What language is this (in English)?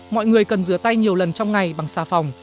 Vietnamese